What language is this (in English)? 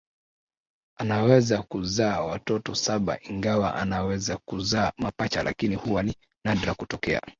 Swahili